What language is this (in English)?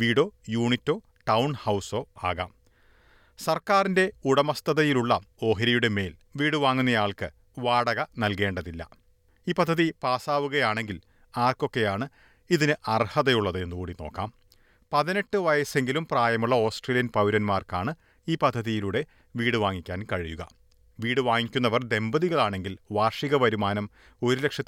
Malayalam